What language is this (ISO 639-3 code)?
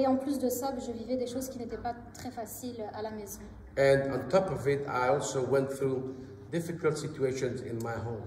fra